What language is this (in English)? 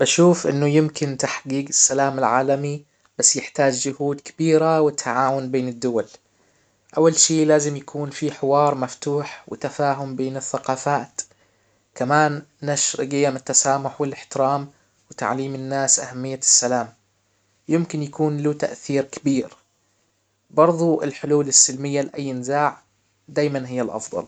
Hijazi Arabic